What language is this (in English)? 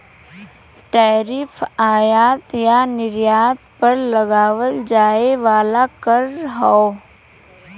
Bhojpuri